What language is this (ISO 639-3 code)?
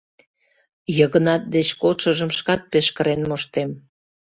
chm